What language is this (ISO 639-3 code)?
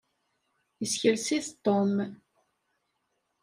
kab